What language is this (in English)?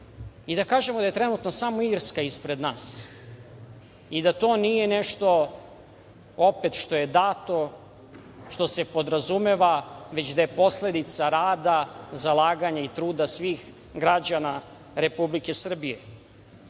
Serbian